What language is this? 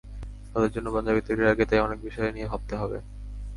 Bangla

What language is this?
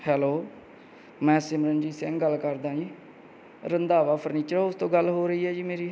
Punjabi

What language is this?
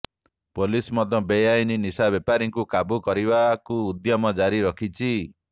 Odia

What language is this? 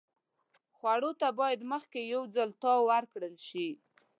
Pashto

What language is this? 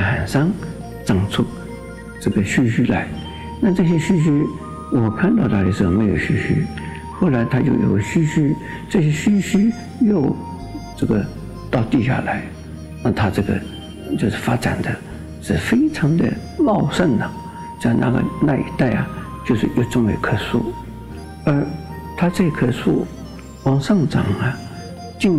Chinese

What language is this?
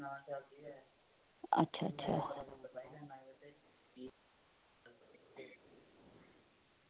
Dogri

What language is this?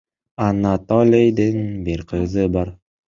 Kyrgyz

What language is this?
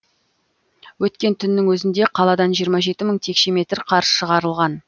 Kazakh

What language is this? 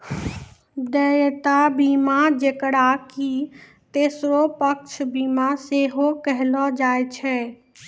Maithili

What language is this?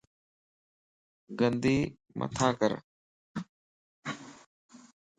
Lasi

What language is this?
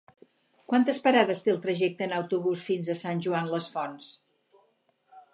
Catalan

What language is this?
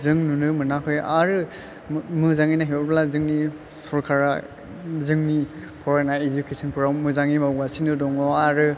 Bodo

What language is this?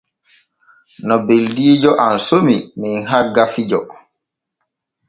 Borgu Fulfulde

